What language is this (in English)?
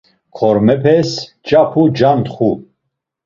Laz